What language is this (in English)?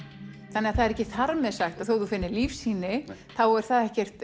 Icelandic